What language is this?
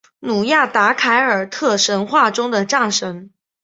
Chinese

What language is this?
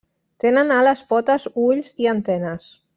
Catalan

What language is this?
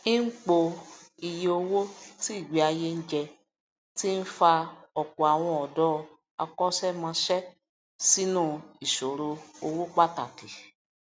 Yoruba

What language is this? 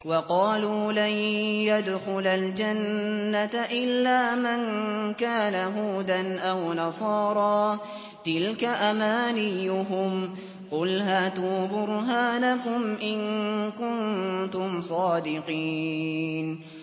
Arabic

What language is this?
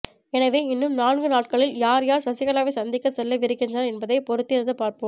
Tamil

